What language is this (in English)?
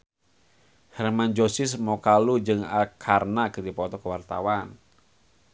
Sundanese